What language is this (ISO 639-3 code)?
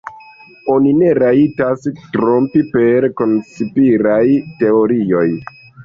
epo